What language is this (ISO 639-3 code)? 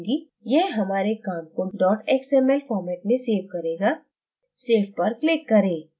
hin